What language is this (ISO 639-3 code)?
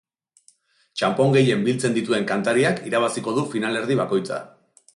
eus